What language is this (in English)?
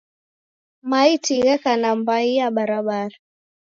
Taita